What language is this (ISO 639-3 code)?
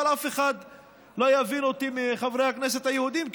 heb